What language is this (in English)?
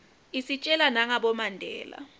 Swati